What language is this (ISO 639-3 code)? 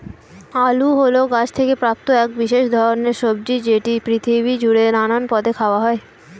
ben